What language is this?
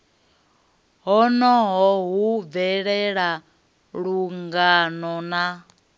Venda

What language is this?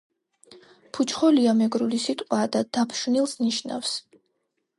Georgian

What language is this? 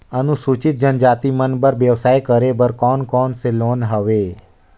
Chhattisgarhi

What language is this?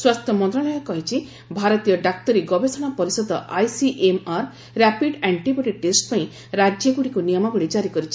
Odia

